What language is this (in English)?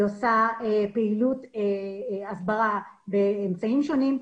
Hebrew